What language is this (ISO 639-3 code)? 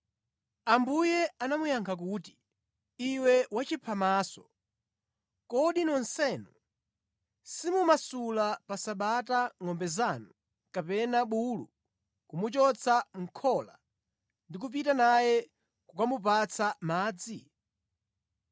nya